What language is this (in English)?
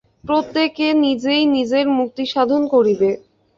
Bangla